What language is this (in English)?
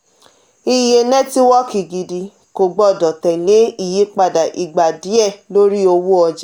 Yoruba